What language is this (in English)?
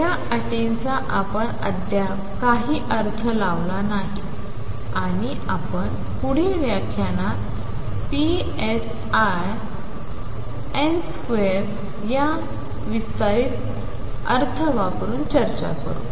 Marathi